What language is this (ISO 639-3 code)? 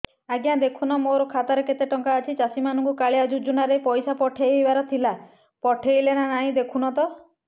ori